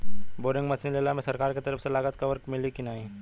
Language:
Bhojpuri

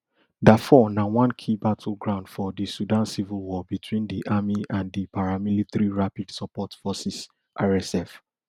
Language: Nigerian Pidgin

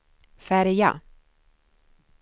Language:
Swedish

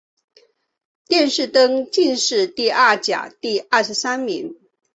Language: Chinese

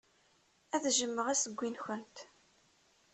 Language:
Kabyle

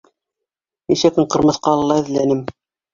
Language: Bashkir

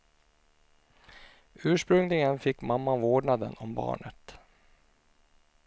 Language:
Swedish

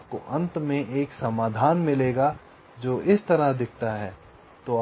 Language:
Hindi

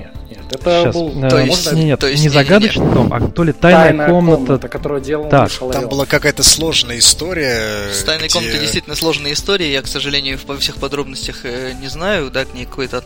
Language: Russian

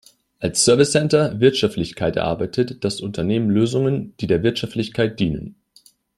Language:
German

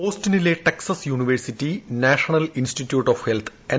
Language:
Malayalam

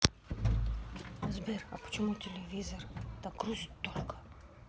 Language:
Russian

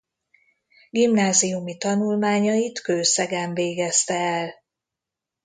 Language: Hungarian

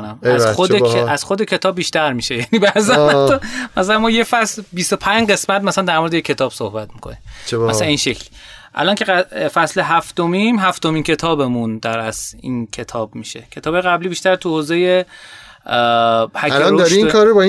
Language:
Persian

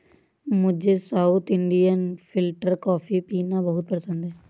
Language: Hindi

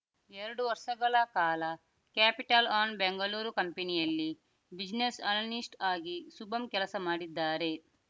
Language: Kannada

